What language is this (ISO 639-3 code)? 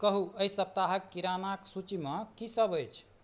mai